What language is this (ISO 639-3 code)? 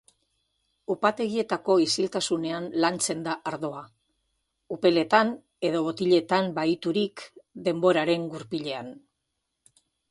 eus